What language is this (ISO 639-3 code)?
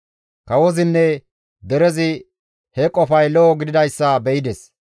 gmv